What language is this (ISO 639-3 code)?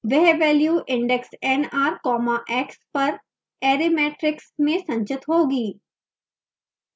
hin